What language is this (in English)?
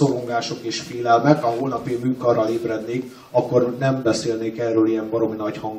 Hungarian